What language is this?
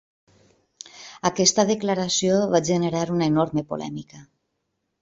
Catalan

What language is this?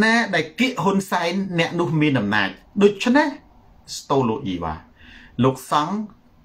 Thai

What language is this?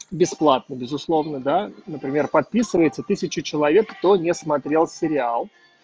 Russian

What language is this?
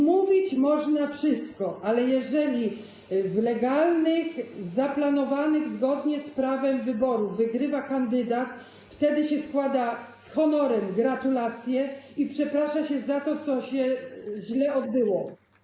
Polish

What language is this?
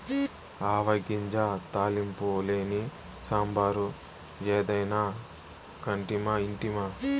Telugu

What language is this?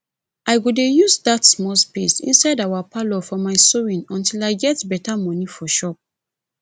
Nigerian Pidgin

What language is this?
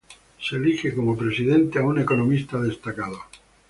Spanish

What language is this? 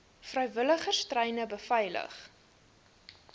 Afrikaans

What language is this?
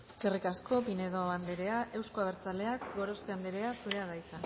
Basque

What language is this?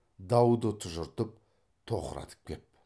Kazakh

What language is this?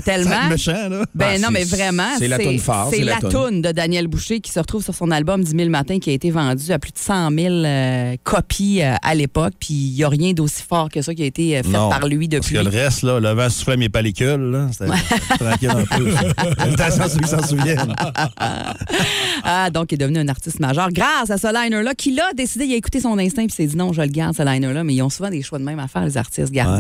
French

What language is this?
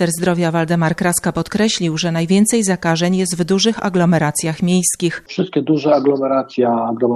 Polish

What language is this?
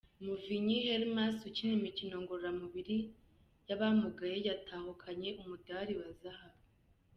Kinyarwanda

